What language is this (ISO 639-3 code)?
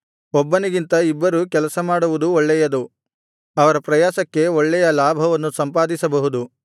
kan